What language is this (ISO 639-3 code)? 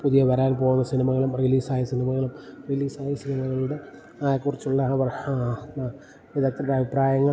mal